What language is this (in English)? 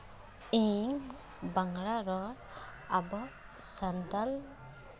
Santali